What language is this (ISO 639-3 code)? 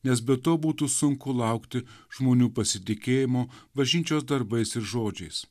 lit